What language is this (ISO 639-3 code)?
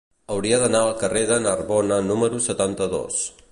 cat